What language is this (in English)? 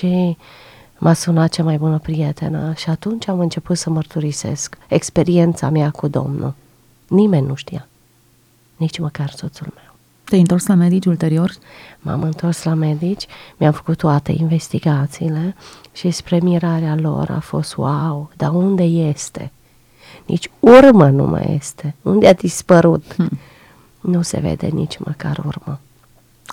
Romanian